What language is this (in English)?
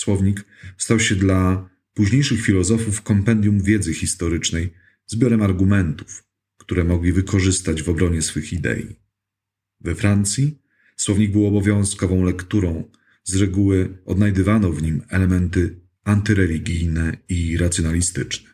Polish